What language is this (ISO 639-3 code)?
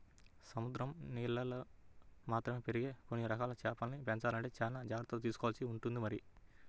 tel